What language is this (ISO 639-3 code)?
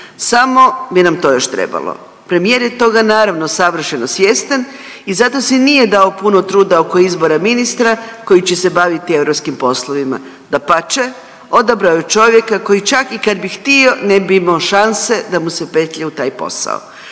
hrv